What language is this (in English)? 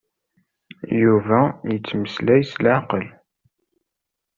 Kabyle